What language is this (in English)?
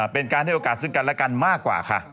Thai